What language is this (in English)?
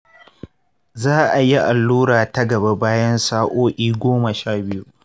Hausa